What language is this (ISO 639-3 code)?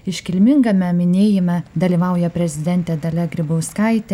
lit